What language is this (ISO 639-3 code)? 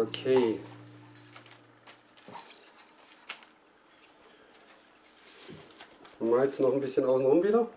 deu